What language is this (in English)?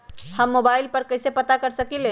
Magahi